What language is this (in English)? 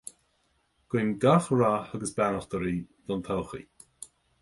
Irish